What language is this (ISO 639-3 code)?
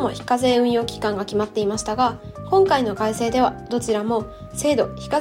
jpn